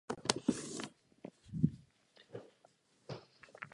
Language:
Czech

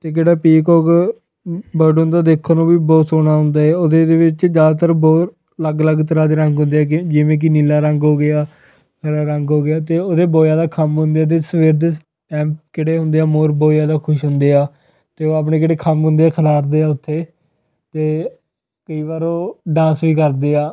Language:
Punjabi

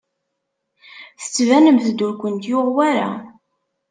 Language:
Kabyle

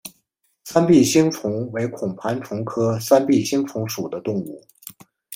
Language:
Chinese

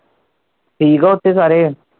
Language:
Punjabi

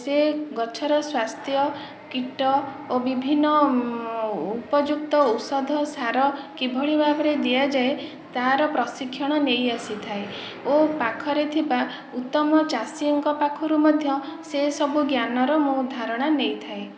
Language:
Odia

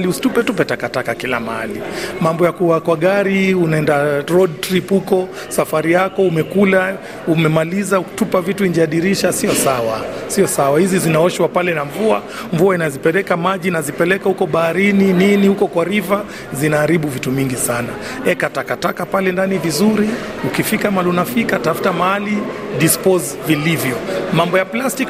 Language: Swahili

